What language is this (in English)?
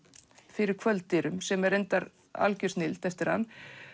Icelandic